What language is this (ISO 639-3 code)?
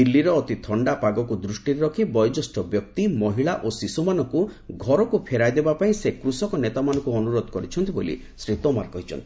ori